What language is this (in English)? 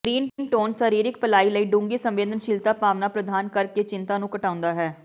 Punjabi